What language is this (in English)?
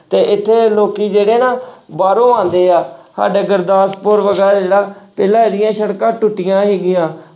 Punjabi